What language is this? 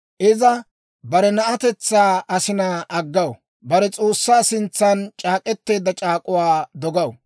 Dawro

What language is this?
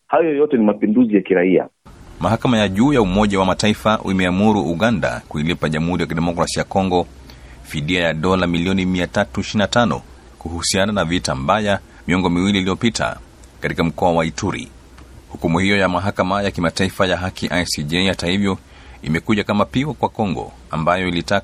Swahili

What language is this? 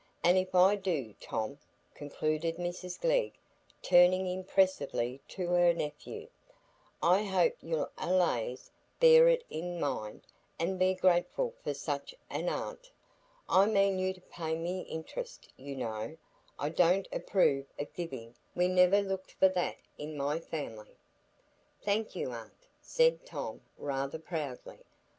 English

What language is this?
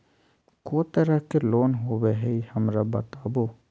Magahi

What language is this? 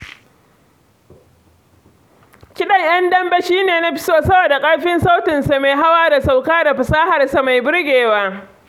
Hausa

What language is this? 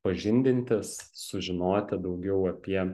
Lithuanian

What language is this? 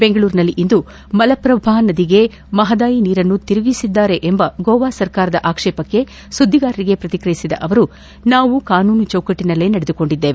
Kannada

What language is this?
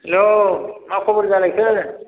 Bodo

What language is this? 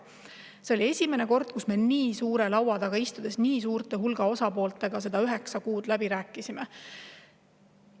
Estonian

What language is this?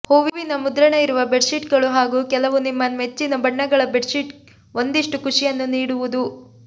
Kannada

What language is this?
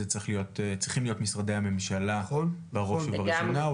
Hebrew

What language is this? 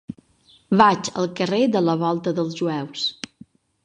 Catalan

